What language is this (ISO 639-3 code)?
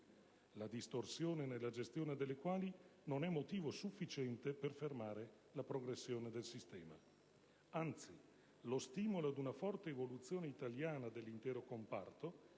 ita